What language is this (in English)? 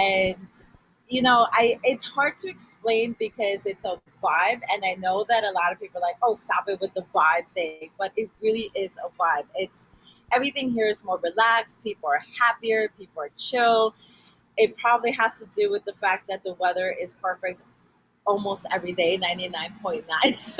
English